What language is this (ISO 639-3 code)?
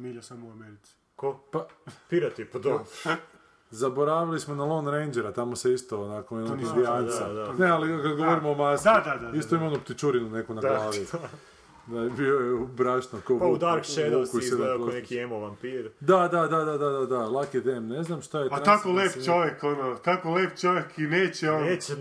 hrv